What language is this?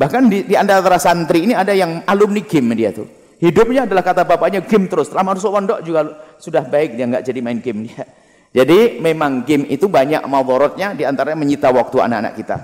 Indonesian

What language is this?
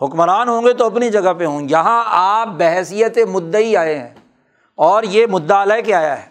Urdu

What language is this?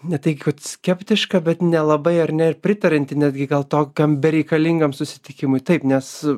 Lithuanian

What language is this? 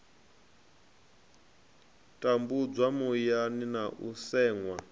Venda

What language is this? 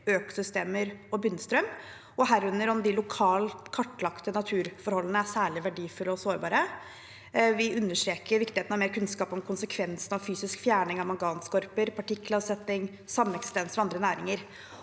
Norwegian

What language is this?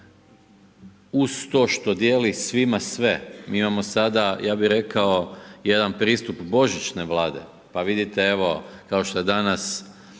Croatian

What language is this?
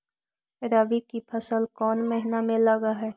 Magahi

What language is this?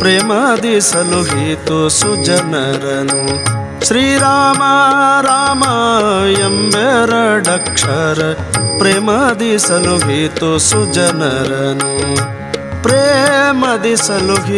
Kannada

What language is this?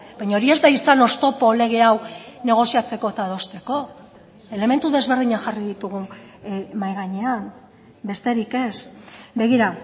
Basque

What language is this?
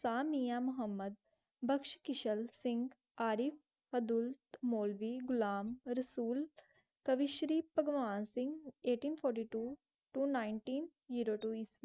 Punjabi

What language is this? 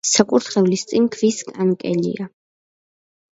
Georgian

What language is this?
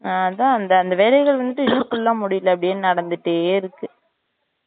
Tamil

